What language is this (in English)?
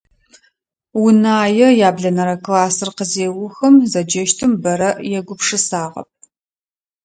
Adyghe